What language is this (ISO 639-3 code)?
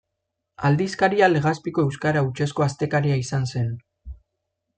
eus